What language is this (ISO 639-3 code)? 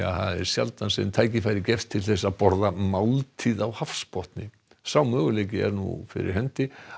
isl